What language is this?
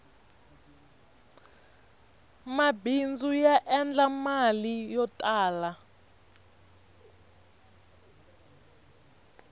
Tsonga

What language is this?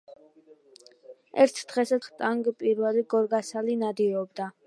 Georgian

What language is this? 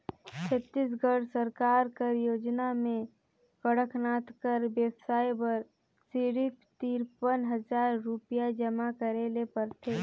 Chhattisgarhi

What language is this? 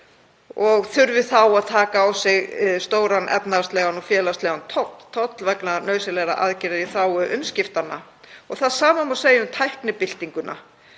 Icelandic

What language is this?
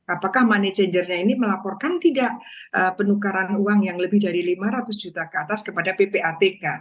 Indonesian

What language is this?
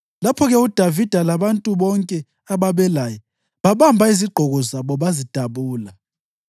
North Ndebele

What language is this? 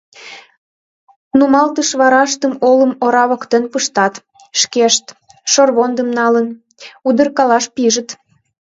Mari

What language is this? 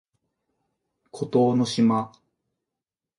Japanese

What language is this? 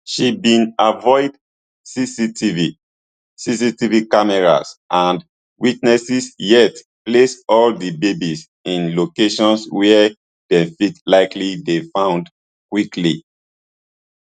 Nigerian Pidgin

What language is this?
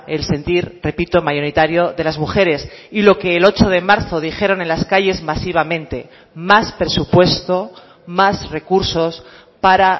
Spanish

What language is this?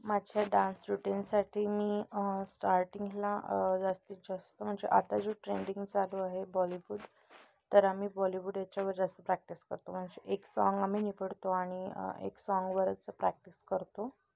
Marathi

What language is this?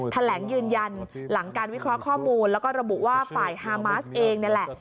Thai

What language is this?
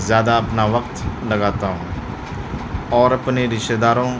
Urdu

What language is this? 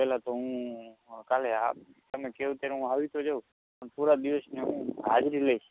Gujarati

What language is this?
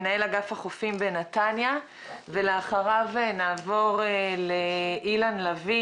Hebrew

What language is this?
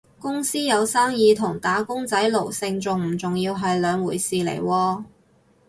Cantonese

